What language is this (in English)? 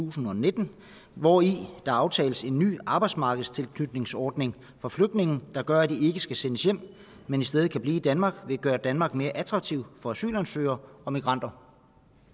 Danish